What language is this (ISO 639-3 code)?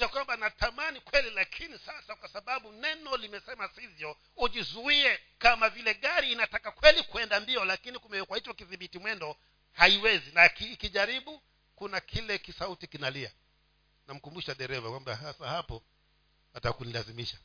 swa